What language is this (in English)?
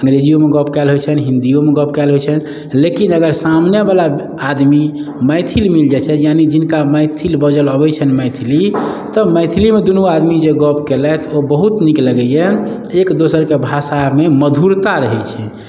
Maithili